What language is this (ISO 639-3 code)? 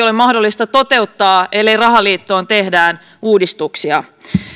fin